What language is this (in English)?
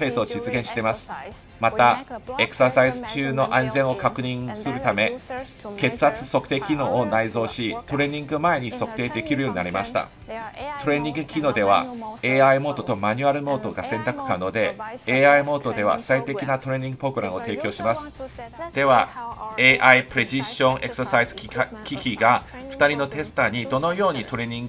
Japanese